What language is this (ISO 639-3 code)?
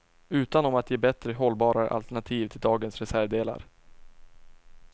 swe